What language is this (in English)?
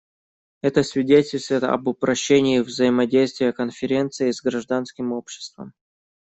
Russian